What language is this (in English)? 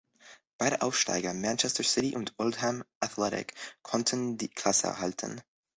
German